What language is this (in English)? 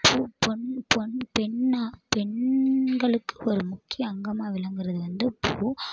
Tamil